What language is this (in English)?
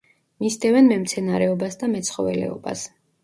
Georgian